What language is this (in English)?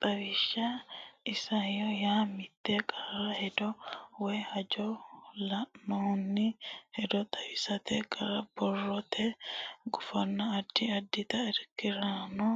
Sidamo